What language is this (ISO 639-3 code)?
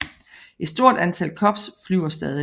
dan